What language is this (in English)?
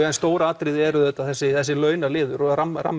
Icelandic